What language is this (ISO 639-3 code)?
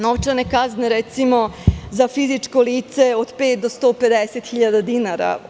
srp